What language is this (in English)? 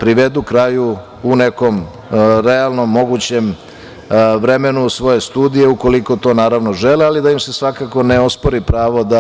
Serbian